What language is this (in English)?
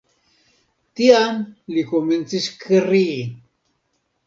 Esperanto